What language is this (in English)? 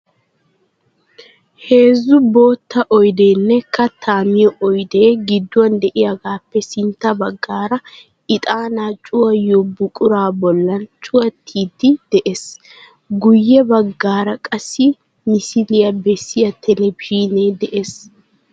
Wolaytta